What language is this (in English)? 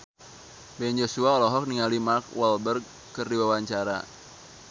Sundanese